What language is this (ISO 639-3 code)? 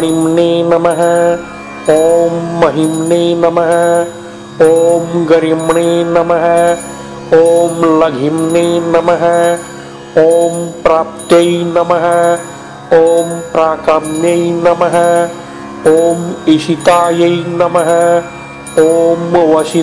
vie